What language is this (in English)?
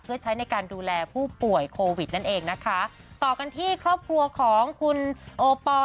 Thai